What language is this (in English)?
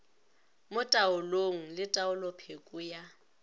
Northern Sotho